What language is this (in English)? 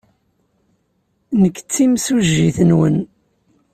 Kabyle